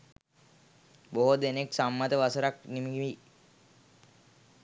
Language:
Sinhala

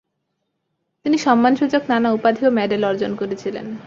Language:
Bangla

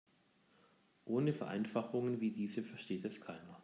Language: German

